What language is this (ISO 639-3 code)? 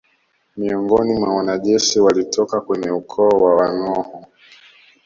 swa